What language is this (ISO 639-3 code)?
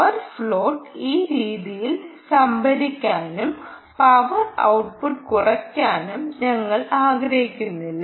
mal